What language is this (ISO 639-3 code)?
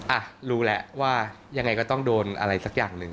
tha